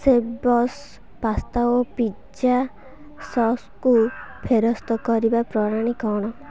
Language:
Odia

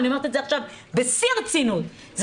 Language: Hebrew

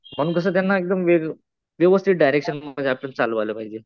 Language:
Marathi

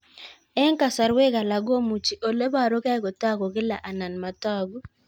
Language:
Kalenjin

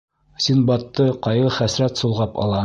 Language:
Bashkir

